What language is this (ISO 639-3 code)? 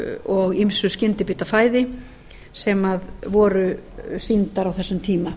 isl